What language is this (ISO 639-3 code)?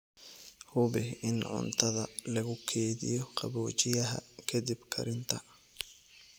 som